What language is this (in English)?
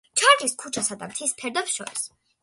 Georgian